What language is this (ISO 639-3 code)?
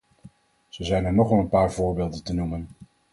nld